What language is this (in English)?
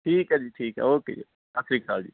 Punjabi